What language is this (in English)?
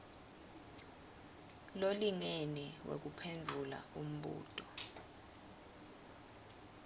Swati